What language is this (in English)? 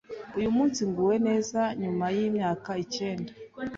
Kinyarwanda